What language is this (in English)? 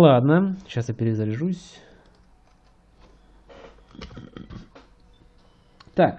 Russian